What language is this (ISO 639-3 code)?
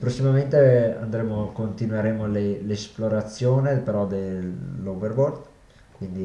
ita